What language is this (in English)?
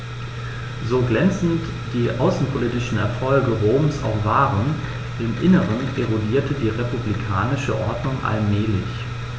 German